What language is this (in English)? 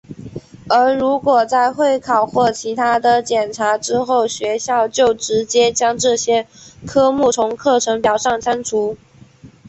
Chinese